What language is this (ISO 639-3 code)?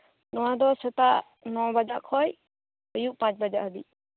sat